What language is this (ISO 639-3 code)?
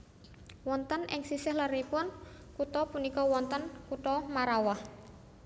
jav